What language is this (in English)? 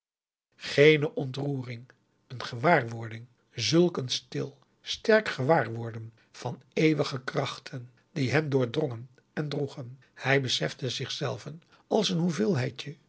Dutch